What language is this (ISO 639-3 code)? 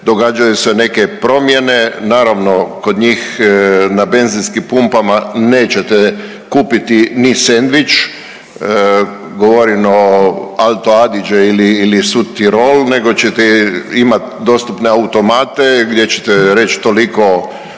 hrv